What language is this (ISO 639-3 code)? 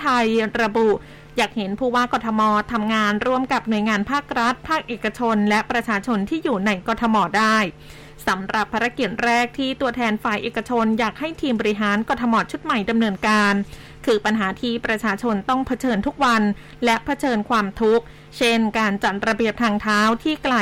tha